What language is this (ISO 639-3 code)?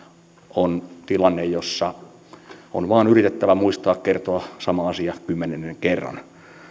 fin